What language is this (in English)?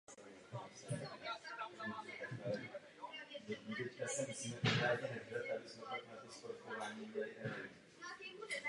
Czech